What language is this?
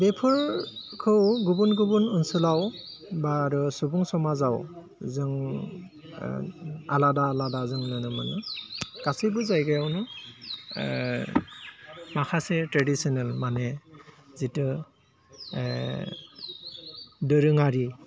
Bodo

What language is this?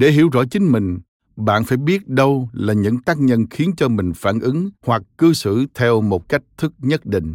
Vietnamese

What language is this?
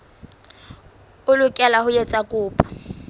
Southern Sotho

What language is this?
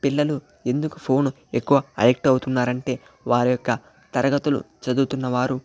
Telugu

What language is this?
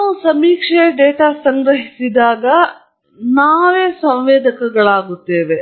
Kannada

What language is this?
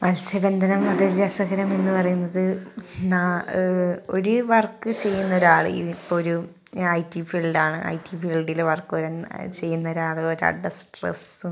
Malayalam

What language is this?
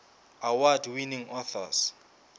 Southern Sotho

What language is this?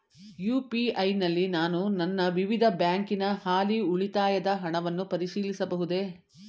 Kannada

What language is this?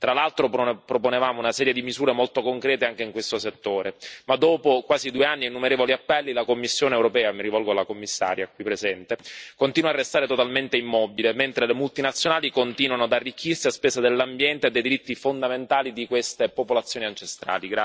Italian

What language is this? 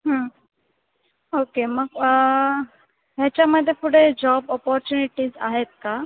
Marathi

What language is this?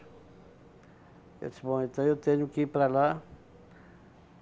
Portuguese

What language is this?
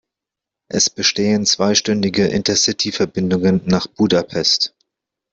German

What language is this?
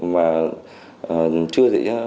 Vietnamese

